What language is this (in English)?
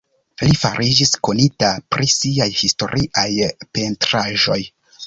Esperanto